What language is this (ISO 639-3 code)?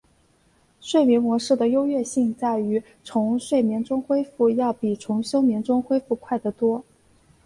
zho